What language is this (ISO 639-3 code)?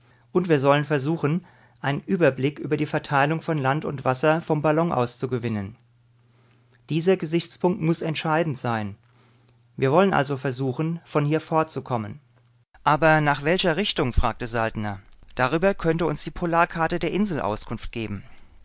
deu